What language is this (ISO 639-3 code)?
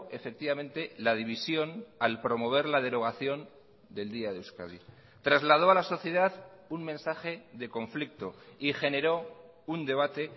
spa